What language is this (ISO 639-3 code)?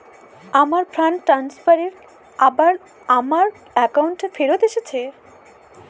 ben